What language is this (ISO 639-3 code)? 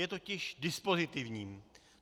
ces